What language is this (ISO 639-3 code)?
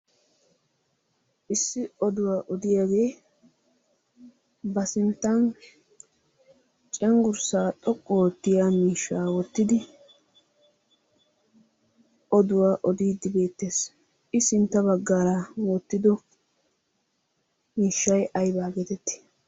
wal